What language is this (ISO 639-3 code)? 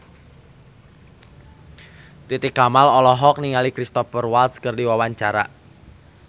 sun